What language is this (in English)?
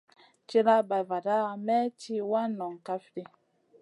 Masana